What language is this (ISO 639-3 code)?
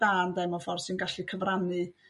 cym